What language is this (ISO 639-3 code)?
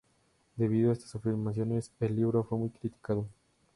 spa